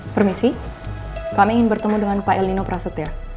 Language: Indonesian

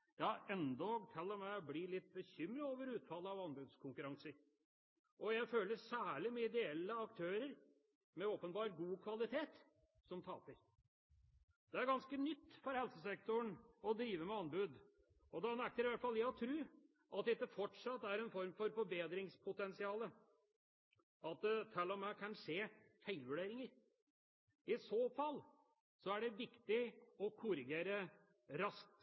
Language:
Norwegian Bokmål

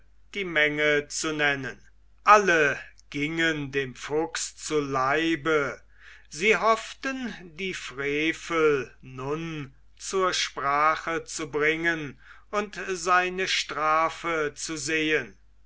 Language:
German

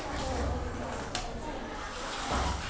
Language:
Telugu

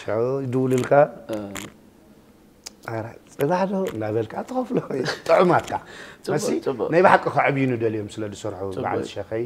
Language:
Arabic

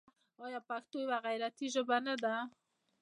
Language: Pashto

